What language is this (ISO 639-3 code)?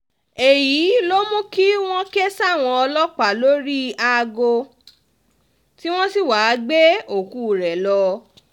yor